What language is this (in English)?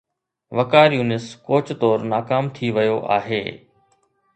Sindhi